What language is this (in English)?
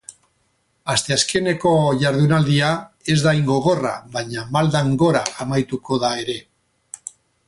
Basque